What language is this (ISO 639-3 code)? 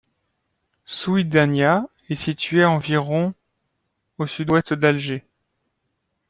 fra